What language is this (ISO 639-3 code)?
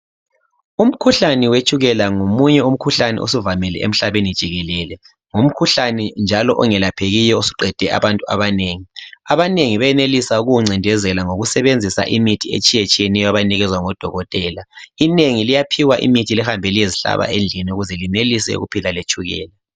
nde